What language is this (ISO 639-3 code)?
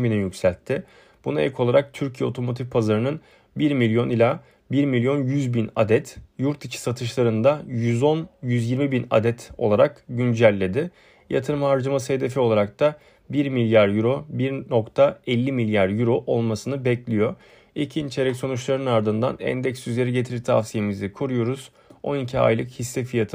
tur